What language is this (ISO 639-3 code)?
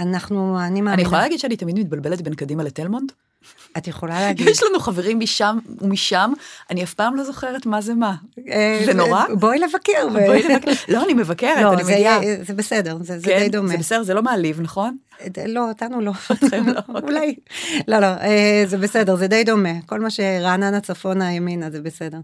heb